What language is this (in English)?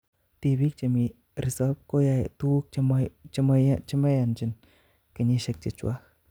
Kalenjin